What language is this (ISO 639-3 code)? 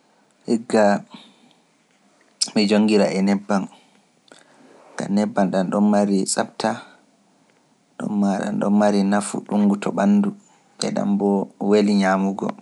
fuf